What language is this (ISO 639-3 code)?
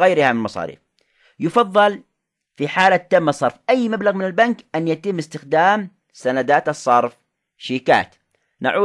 ara